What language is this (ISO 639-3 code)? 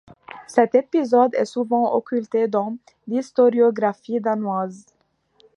fra